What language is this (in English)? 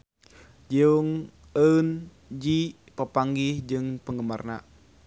Sundanese